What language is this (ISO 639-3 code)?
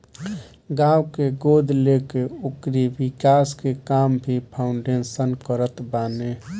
bho